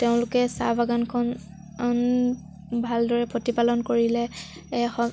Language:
Assamese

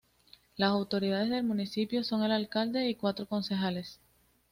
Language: Spanish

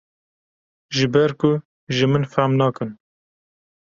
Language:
Kurdish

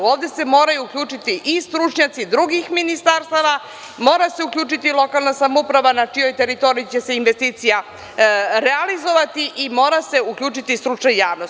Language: Serbian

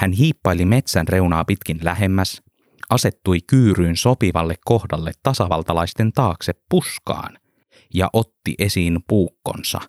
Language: Finnish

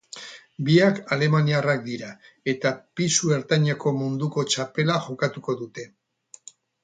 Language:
Basque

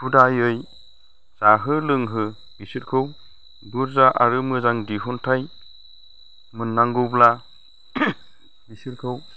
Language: Bodo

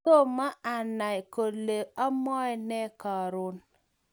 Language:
Kalenjin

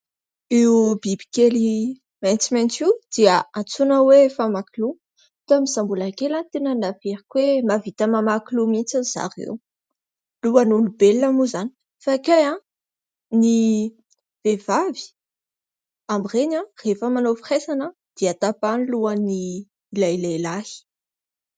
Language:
Malagasy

